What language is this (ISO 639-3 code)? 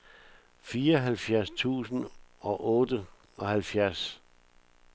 dan